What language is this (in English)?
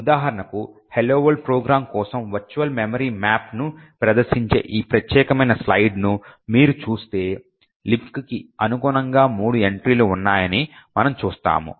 Telugu